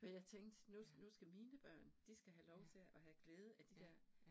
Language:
Danish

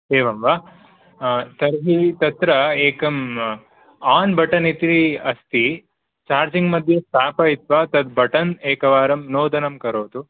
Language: Sanskrit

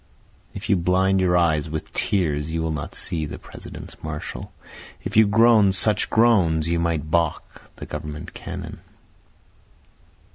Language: English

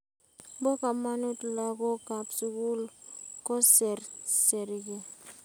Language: Kalenjin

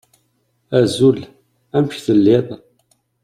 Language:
Kabyle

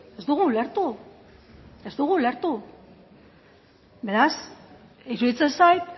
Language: Basque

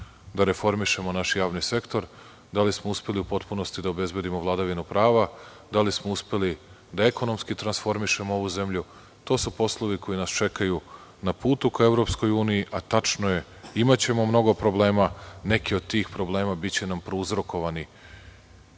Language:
Serbian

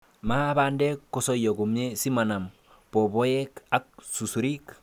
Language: Kalenjin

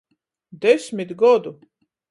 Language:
Latgalian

